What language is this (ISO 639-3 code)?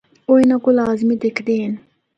hno